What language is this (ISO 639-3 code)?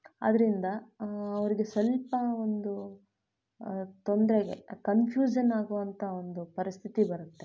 kan